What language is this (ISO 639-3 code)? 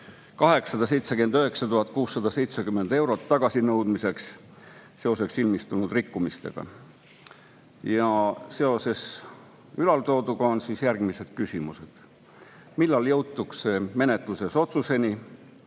est